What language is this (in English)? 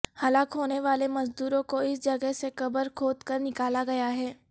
Urdu